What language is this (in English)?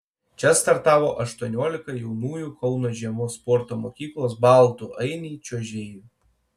Lithuanian